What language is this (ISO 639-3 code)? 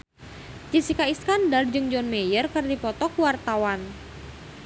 sun